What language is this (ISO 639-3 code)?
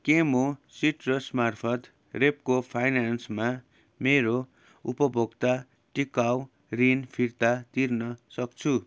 nep